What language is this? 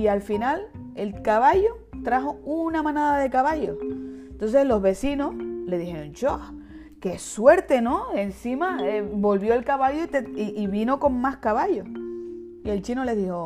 Spanish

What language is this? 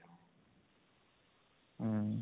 Odia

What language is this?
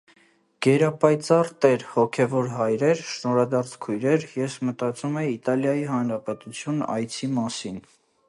Armenian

